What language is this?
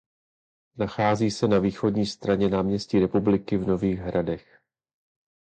Czech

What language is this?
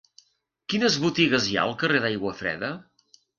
Catalan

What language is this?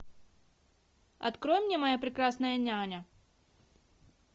Russian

